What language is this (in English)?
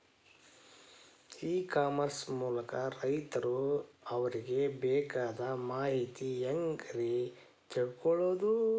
Kannada